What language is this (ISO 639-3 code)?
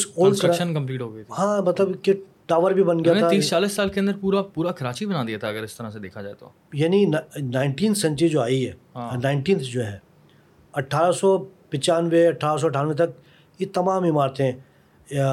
urd